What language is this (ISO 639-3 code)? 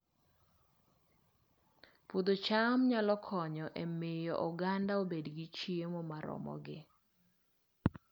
luo